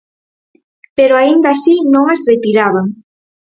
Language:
Galician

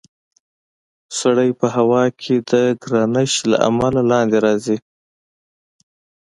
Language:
Pashto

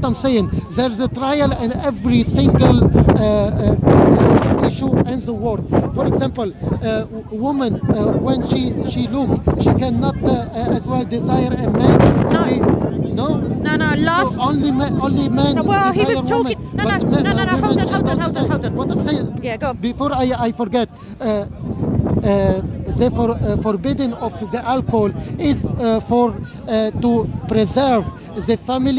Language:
English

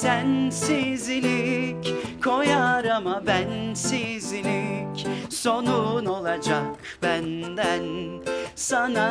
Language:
Turkish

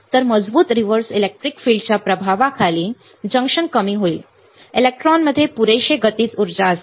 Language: Marathi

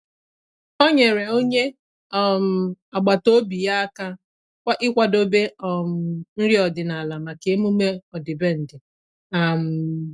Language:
Igbo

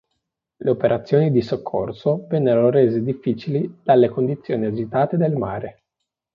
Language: Italian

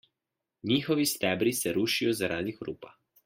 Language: Slovenian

